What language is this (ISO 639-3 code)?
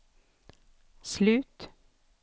swe